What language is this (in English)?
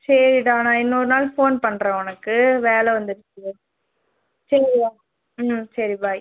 Tamil